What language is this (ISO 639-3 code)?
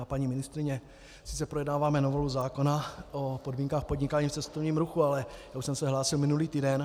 ces